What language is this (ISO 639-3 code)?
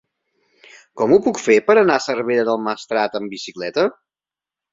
cat